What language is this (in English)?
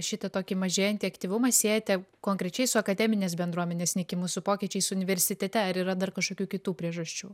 Lithuanian